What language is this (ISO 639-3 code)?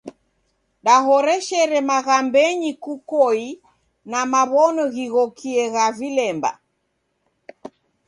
dav